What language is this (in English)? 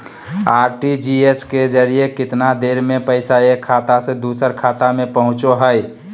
Magahi